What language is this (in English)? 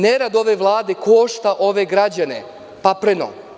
Serbian